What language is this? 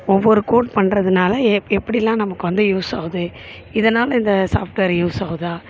Tamil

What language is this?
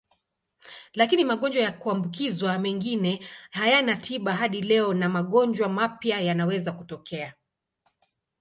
Swahili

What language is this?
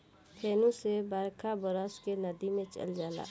Bhojpuri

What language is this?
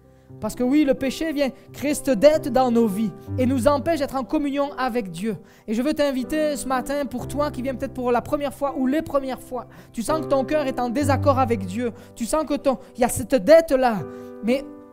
French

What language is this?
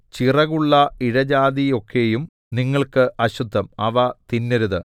Malayalam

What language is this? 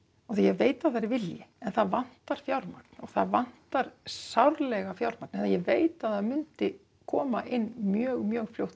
Icelandic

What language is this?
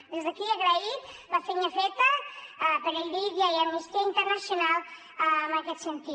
Catalan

